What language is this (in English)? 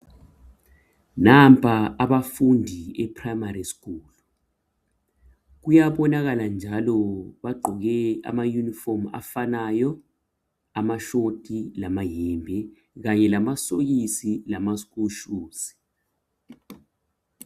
North Ndebele